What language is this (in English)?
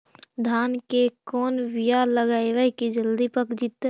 Magahi